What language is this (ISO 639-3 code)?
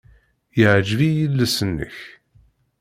kab